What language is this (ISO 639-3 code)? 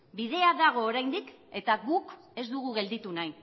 eus